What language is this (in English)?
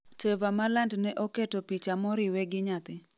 Luo (Kenya and Tanzania)